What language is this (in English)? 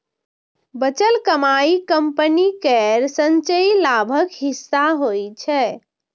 Maithili